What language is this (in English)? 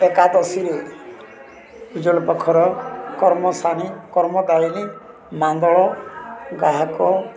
Odia